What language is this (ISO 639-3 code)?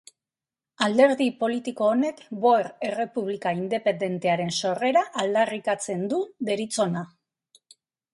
eus